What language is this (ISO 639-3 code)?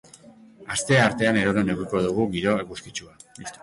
eus